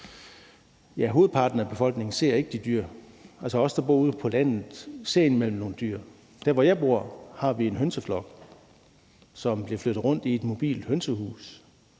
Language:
Danish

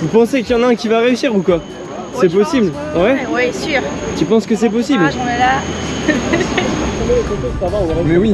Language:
French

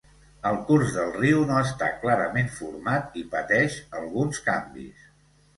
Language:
Catalan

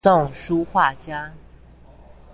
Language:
Chinese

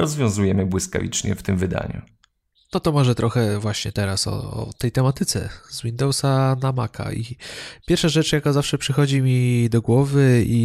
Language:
Polish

